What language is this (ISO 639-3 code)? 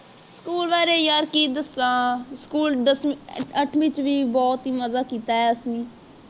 pan